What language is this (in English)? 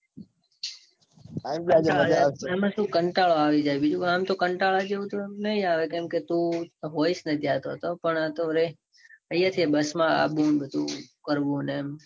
Gujarati